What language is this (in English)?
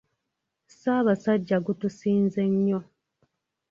Ganda